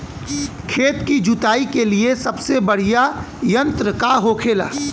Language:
Bhojpuri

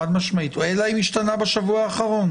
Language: Hebrew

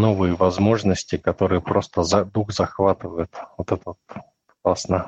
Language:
Russian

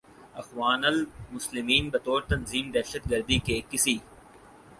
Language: Urdu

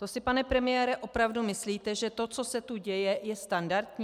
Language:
Czech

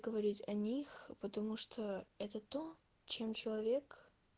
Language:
Russian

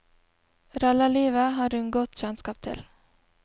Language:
Norwegian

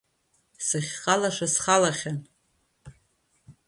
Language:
Abkhazian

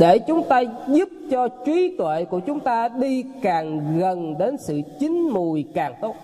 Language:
Vietnamese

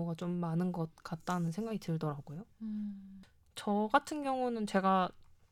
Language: Korean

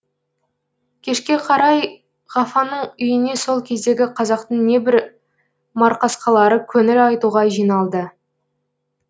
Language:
Kazakh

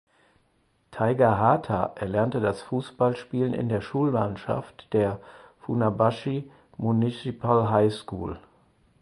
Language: German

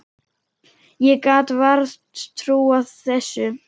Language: Icelandic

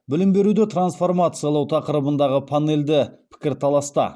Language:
Kazakh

